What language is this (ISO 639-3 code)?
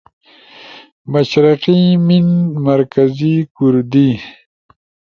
ush